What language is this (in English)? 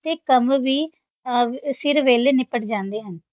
Punjabi